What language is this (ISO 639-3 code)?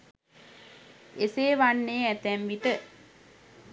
sin